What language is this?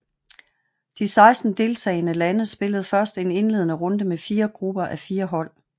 Danish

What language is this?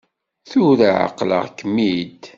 Kabyle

